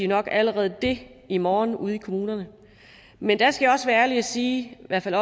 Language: Danish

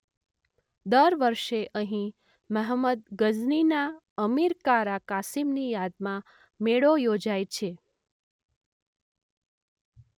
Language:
Gujarati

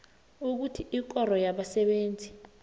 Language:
South Ndebele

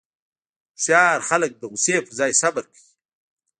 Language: Pashto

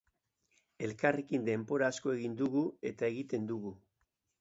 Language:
Basque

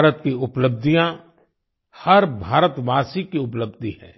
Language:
Hindi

